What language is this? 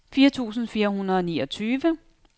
Danish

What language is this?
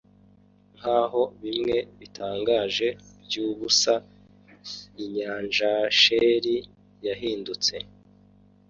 Kinyarwanda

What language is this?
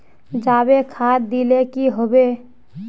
Magahi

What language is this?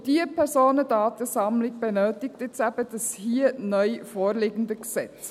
Swiss German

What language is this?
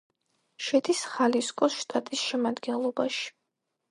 Georgian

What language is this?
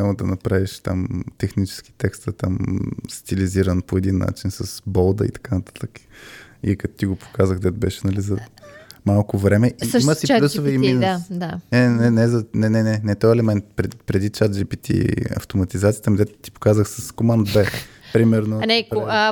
Bulgarian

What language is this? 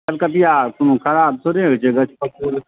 Maithili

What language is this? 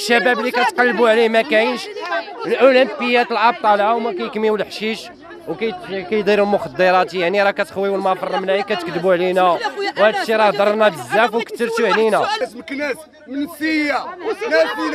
Arabic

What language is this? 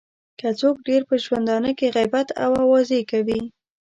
Pashto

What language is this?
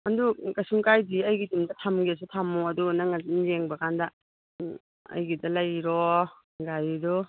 Manipuri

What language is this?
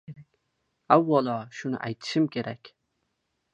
Uzbek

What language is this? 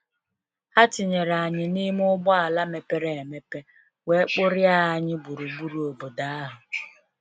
Igbo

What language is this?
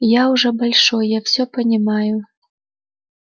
Russian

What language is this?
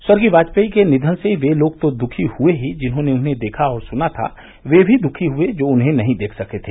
Hindi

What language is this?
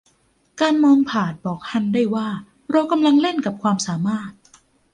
Thai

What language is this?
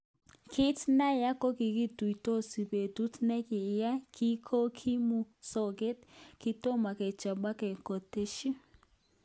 Kalenjin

